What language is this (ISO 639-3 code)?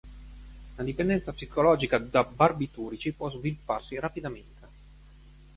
ita